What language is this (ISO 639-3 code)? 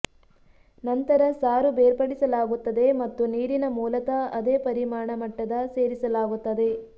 kan